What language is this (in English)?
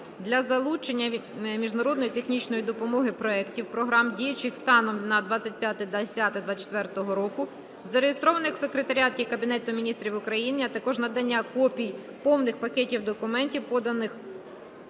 Ukrainian